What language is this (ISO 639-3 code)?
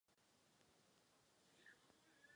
ces